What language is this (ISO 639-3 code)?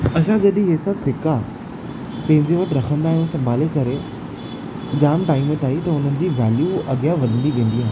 snd